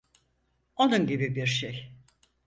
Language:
Turkish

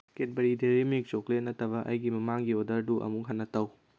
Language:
Manipuri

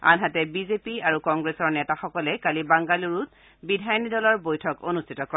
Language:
Assamese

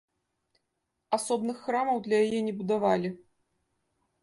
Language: Belarusian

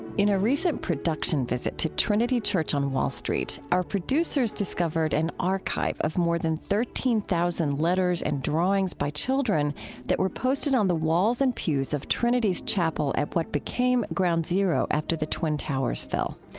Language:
English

